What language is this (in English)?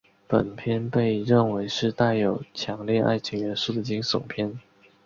Chinese